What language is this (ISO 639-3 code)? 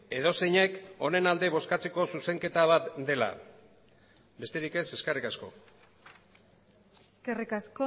eus